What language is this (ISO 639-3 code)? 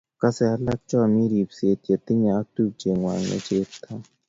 kln